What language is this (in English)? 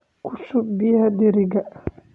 Somali